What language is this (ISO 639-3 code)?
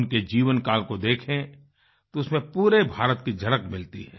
hin